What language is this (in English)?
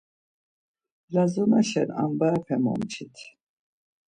Laz